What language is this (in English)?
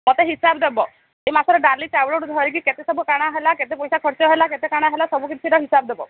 Odia